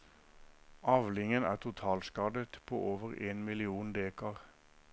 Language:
Norwegian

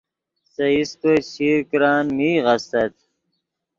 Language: Yidgha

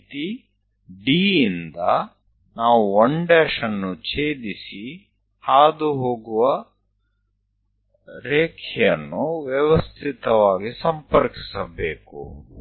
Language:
Kannada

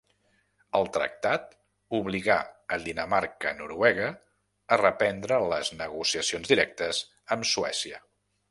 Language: Catalan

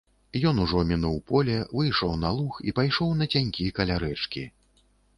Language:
Belarusian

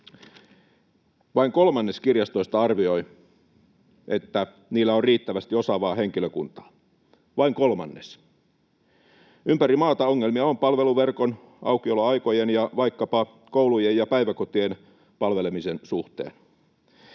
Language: Finnish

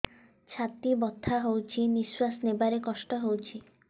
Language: Odia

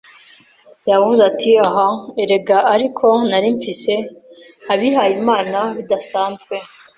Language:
Kinyarwanda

